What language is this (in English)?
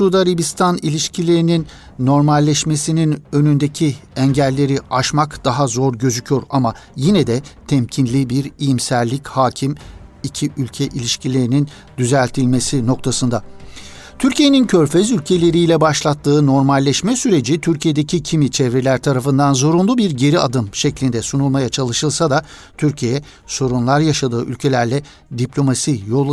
Turkish